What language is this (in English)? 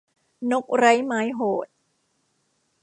Thai